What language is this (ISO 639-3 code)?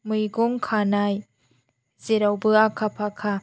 brx